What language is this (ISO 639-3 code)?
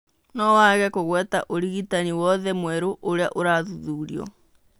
kik